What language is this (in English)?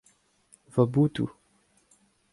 Breton